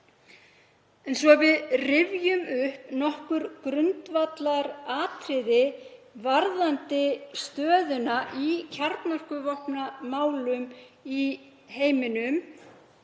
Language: Icelandic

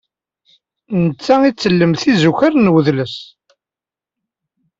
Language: Kabyle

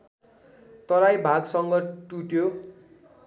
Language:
Nepali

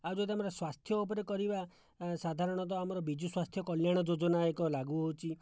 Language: Odia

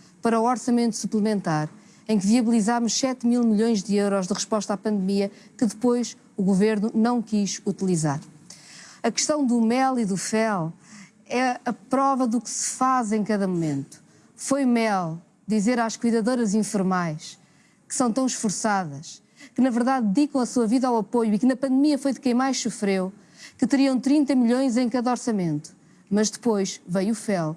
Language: Portuguese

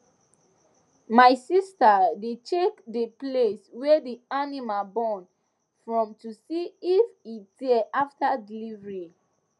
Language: Nigerian Pidgin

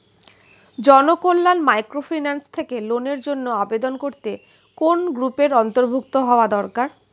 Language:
Bangla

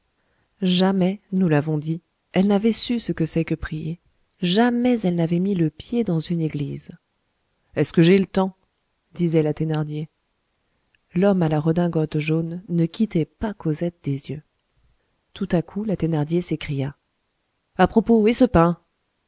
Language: French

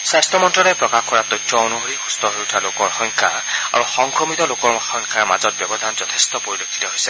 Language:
Assamese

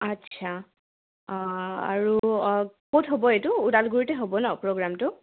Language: Assamese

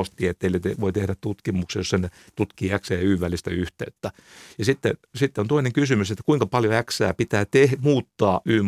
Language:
Finnish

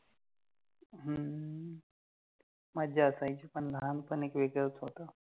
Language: Marathi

